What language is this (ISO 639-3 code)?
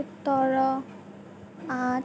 asm